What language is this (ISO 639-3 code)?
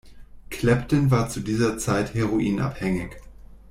deu